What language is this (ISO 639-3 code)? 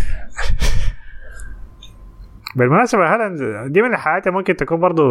ara